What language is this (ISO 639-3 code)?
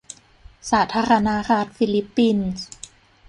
tha